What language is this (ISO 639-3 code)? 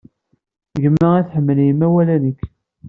kab